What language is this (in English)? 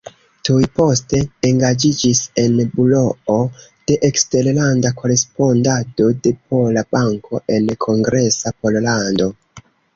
Esperanto